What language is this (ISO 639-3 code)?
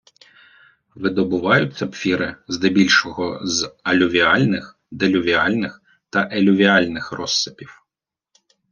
ukr